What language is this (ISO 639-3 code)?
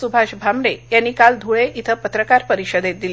mar